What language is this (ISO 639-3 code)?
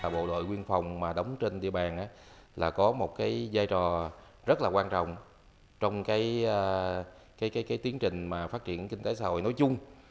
vie